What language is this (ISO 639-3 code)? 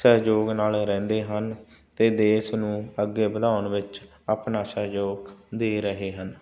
pan